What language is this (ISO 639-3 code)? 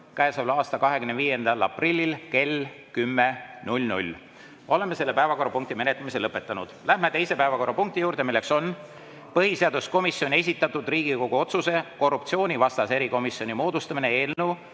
est